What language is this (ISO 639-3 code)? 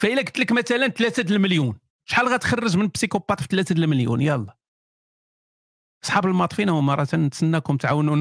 ara